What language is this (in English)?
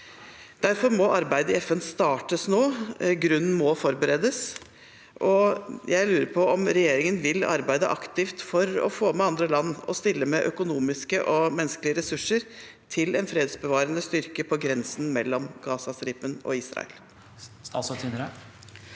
Norwegian